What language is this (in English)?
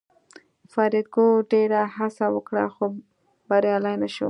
Pashto